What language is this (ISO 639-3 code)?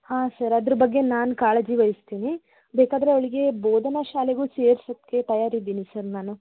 kan